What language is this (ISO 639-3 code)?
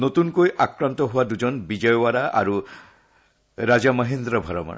asm